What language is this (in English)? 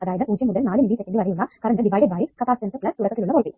Malayalam